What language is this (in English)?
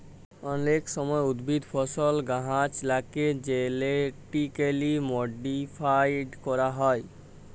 Bangla